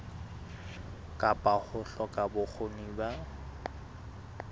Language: Southern Sotho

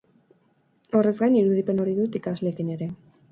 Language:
Basque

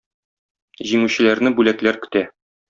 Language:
Tatar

